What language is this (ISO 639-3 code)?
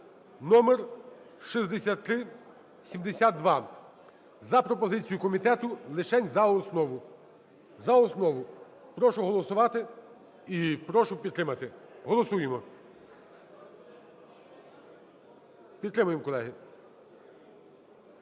ukr